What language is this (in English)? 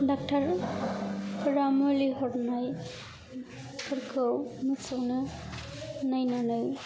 Bodo